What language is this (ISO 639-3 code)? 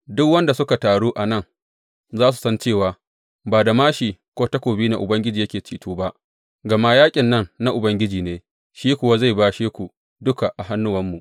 hau